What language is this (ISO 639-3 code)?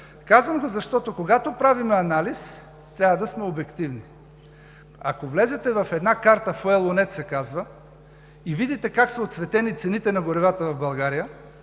bul